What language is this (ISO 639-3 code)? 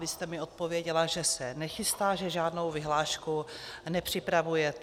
ces